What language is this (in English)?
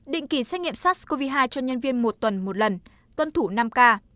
Vietnamese